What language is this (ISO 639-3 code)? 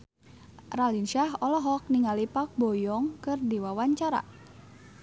sun